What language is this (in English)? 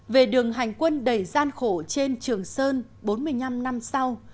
Vietnamese